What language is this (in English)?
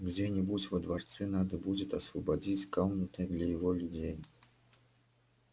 Russian